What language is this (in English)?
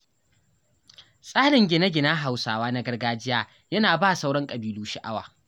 Hausa